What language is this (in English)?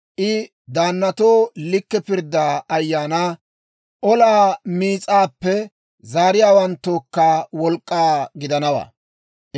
Dawro